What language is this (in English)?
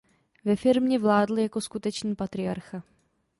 Czech